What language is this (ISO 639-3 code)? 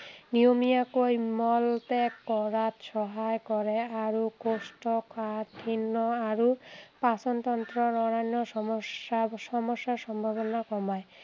asm